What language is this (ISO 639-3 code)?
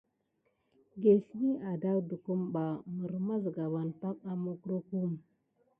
gid